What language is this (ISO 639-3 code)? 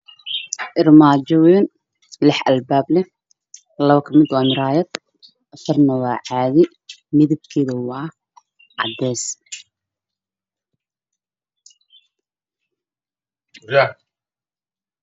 som